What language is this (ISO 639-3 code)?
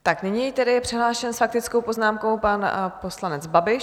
ces